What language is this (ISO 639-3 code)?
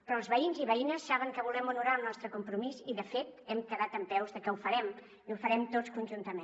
cat